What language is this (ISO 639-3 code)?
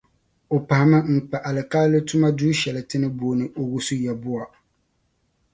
dag